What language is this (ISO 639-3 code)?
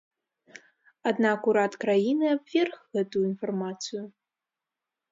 bel